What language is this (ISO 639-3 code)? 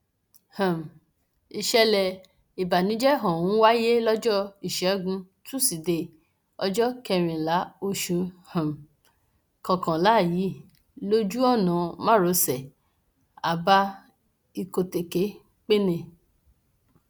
yor